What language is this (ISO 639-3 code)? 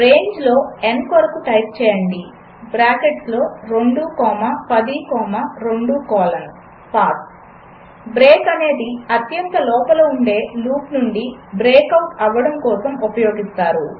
tel